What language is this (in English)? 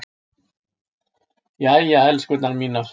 Icelandic